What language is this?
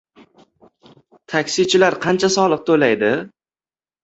Uzbek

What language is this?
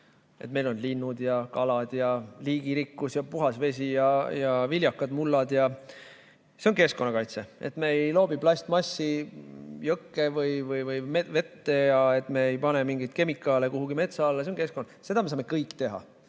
Estonian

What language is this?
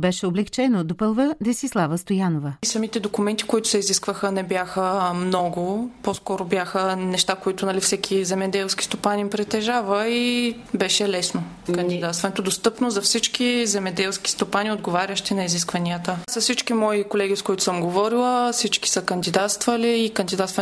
Bulgarian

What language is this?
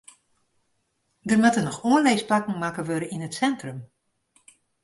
Western Frisian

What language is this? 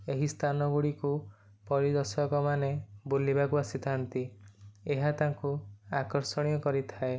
Odia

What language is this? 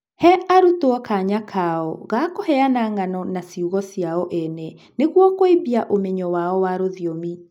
Kikuyu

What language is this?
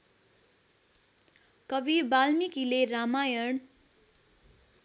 Nepali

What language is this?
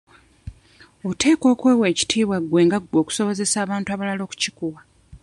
Ganda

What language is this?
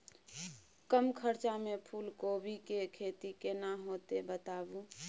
Maithili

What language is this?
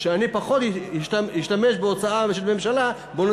Hebrew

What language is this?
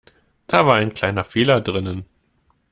German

